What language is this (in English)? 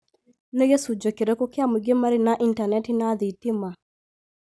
Kikuyu